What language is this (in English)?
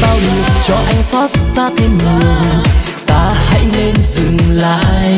Vietnamese